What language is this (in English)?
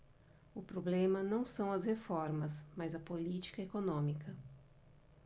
Portuguese